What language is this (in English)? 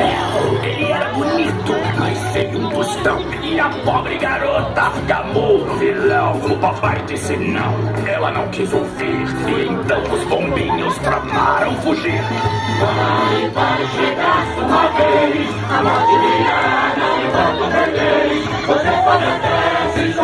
Korean